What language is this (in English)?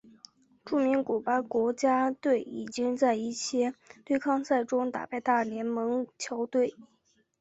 Chinese